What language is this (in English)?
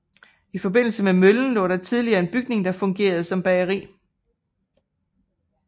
Danish